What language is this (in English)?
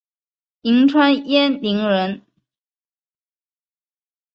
Chinese